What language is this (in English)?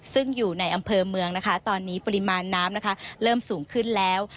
Thai